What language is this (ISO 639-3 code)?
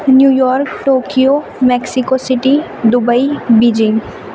urd